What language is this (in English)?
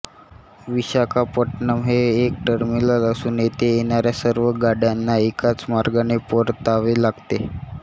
Marathi